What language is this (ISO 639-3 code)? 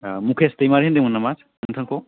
brx